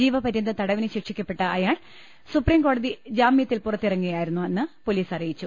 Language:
Malayalam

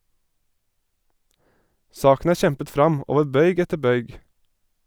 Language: Norwegian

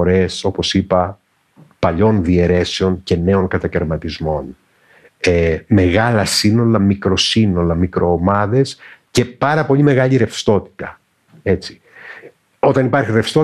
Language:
Greek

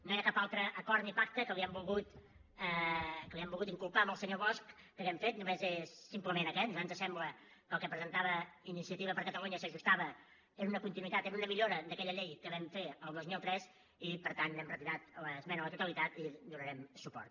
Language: Catalan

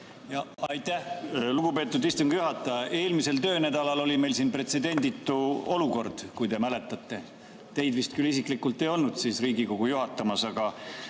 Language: Estonian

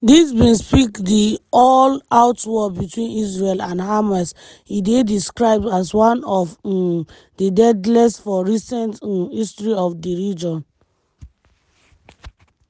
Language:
Nigerian Pidgin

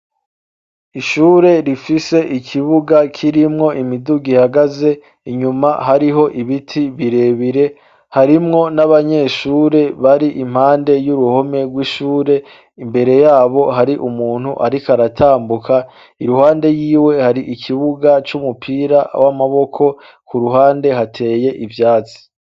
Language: Rundi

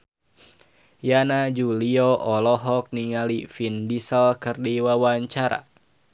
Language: Sundanese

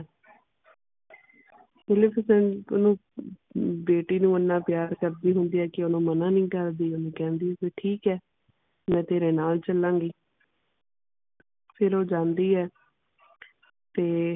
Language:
Punjabi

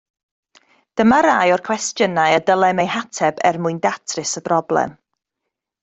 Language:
Welsh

